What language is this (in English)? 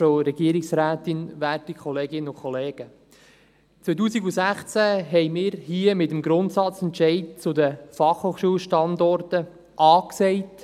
Swiss German